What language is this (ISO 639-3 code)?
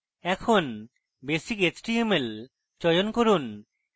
ben